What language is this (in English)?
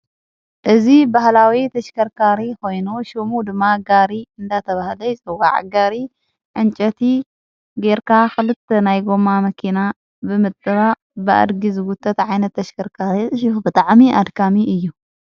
Tigrinya